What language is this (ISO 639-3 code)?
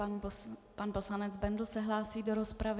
ces